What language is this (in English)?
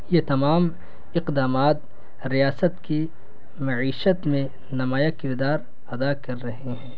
Urdu